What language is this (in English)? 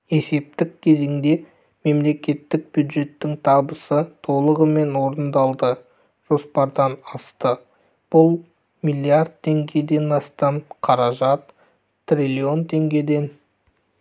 Kazakh